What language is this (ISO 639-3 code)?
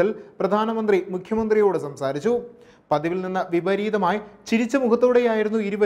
mal